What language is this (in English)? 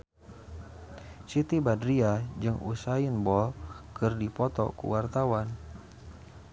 Sundanese